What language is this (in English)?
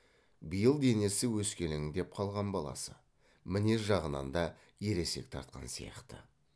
Kazakh